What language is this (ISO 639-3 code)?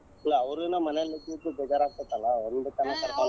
kan